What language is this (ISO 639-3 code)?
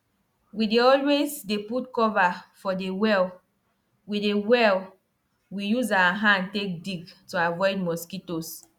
pcm